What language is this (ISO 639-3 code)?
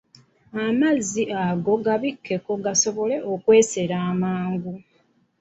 lug